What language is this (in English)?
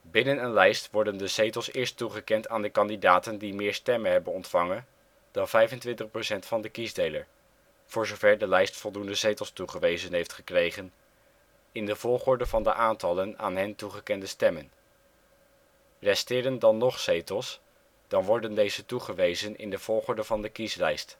Dutch